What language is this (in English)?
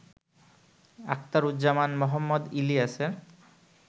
Bangla